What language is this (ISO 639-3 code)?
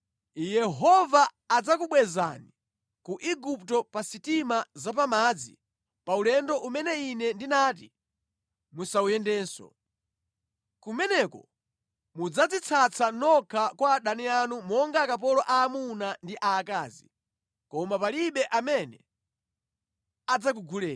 nya